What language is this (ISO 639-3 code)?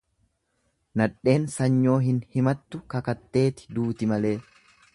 orm